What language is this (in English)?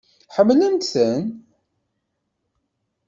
Kabyle